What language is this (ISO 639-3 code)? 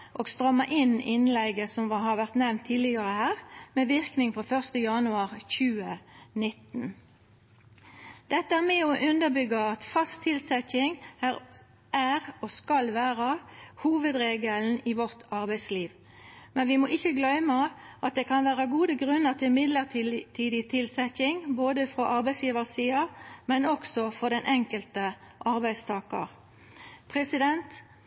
nno